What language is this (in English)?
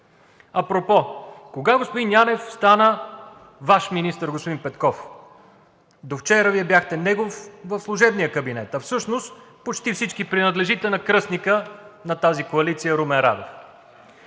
Bulgarian